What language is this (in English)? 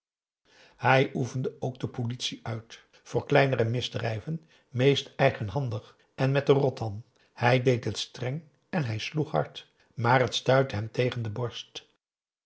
Dutch